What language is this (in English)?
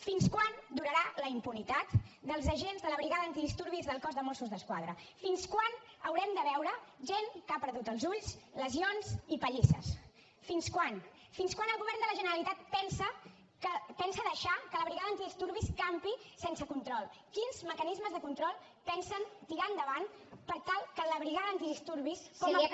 Catalan